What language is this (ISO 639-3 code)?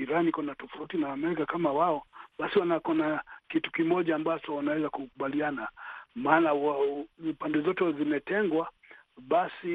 swa